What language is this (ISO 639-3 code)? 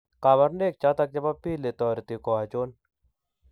kln